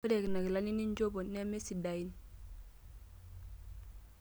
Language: Masai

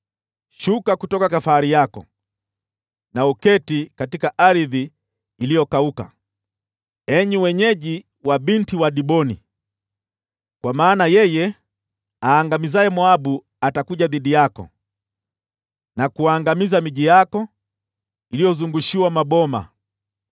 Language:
Swahili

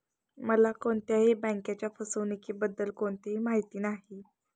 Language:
Marathi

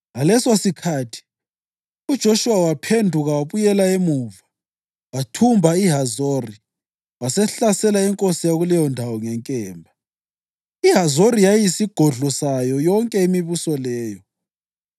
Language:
North Ndebele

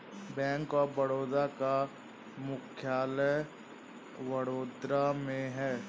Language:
Hindi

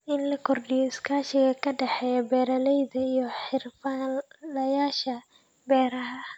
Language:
Somali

